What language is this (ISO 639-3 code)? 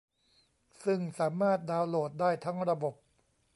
tha